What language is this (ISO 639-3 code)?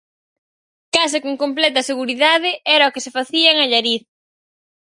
glg